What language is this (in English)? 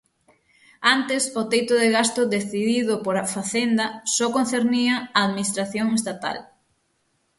Galician